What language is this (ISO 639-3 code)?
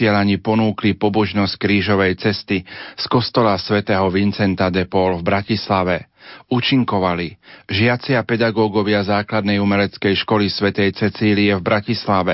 slk